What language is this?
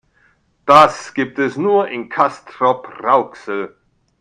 German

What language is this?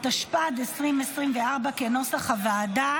Hebrew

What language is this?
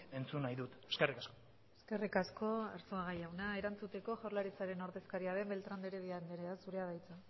Basque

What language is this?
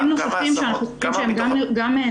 Hebrew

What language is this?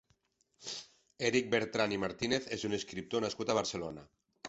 Catalan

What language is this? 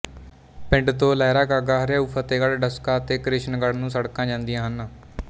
Punjabi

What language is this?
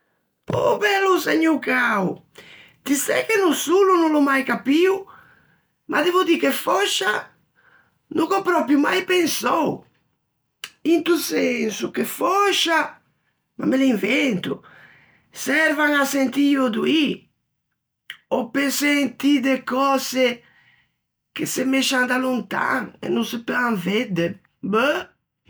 Ligurian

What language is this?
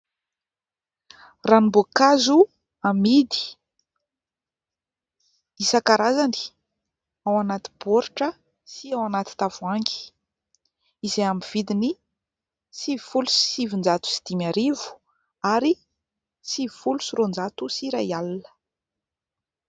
Malagasy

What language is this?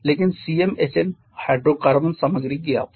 Hindi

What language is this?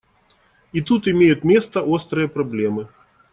Russian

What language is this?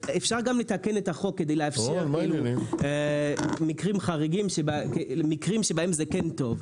Hebrew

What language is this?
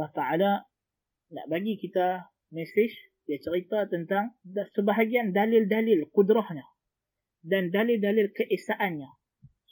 Malay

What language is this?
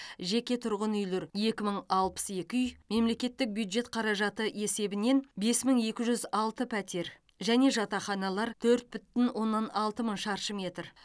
Kazakh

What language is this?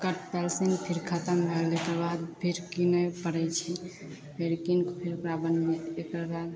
Maithili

